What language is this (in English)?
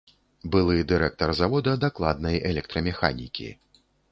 Belarusian